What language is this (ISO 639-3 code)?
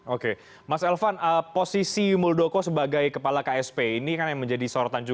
ind